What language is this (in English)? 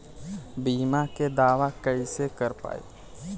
Bhojpuri